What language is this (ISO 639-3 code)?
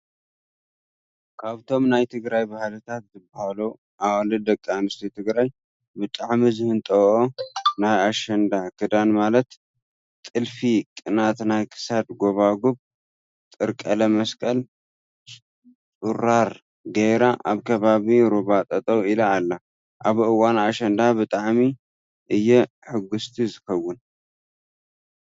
tir